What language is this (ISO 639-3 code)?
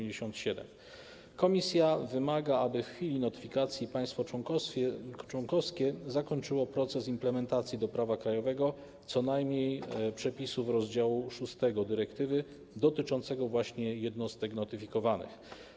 pol